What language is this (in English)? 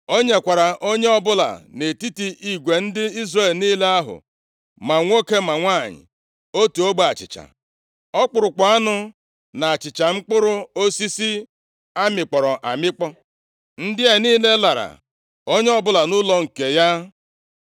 Igbo